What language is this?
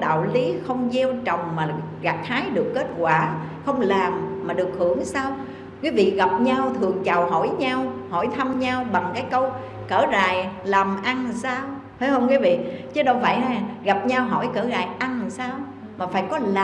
Vietnamese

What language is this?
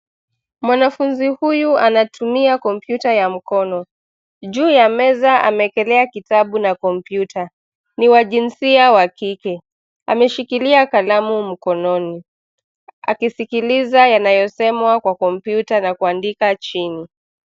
Swahili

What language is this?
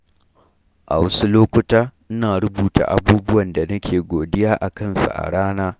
Hausa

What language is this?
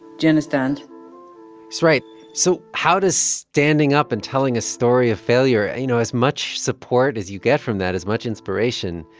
English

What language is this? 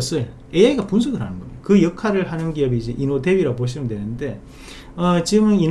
Korean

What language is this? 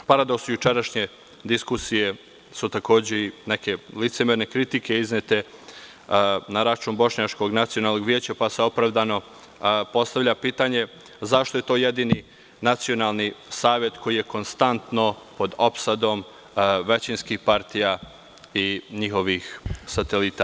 Serbian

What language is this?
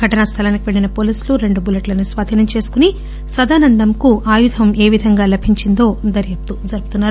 Telugu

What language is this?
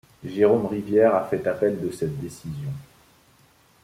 French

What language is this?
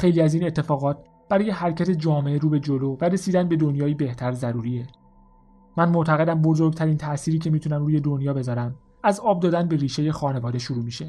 Persian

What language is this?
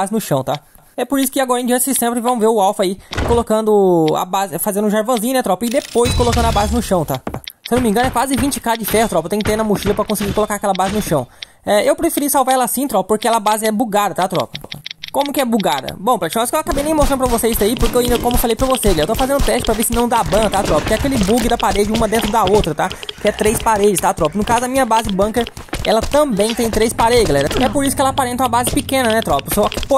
Portuguese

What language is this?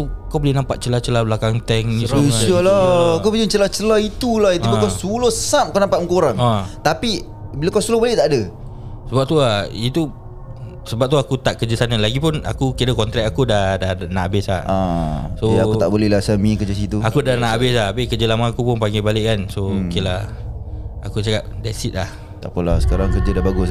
Malay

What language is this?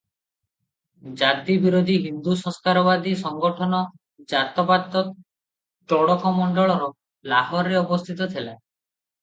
Odia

